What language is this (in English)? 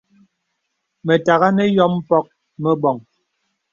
Bebele